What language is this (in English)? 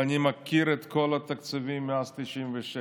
Hebrew